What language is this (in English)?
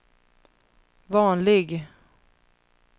Swedish